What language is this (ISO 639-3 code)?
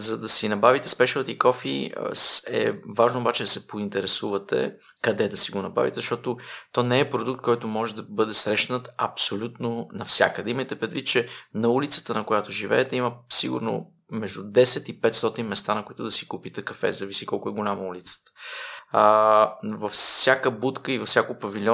bul